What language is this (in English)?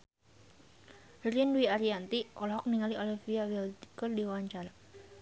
Sundanese